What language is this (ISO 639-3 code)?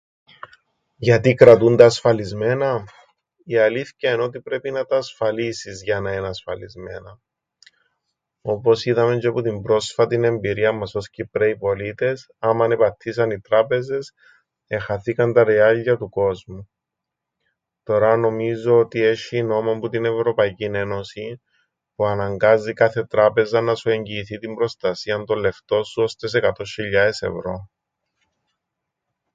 ell